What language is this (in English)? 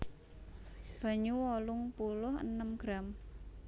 Javanese